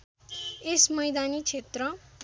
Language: Nepali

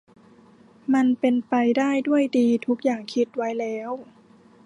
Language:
Thai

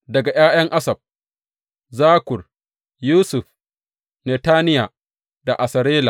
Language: Hausa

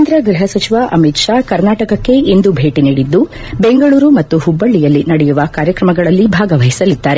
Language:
Kannada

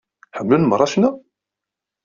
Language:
Kabyle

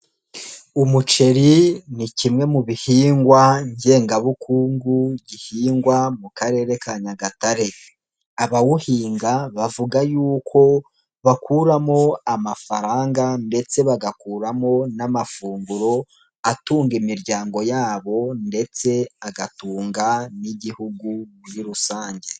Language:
Kinyarwanda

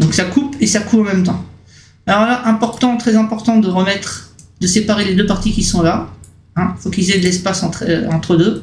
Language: French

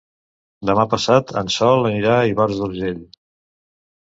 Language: Catalan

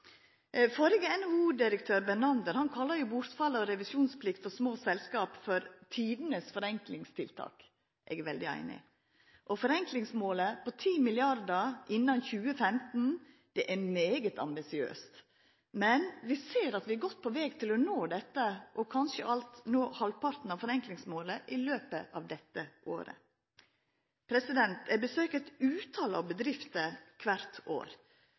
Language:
Norwegian Nynorsk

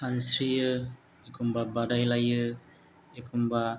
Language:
Bodo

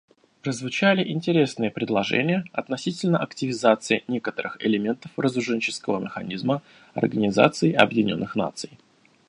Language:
Russian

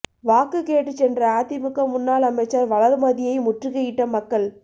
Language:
Tamil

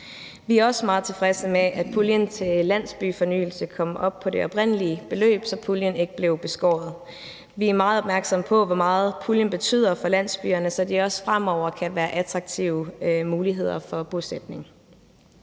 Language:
Danish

